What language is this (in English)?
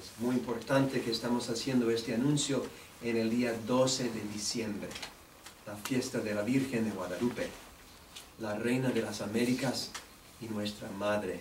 Spanish